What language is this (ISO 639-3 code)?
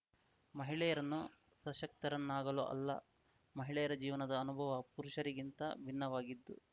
kan